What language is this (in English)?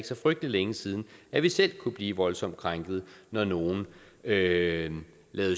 Danish